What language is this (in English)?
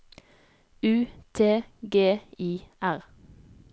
Norwegian